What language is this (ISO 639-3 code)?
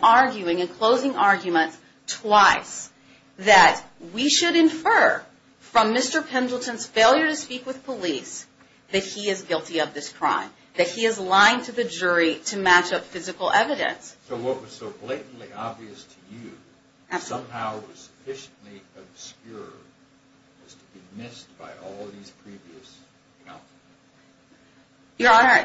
eng